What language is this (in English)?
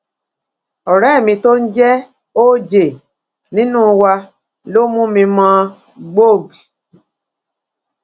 Yoruba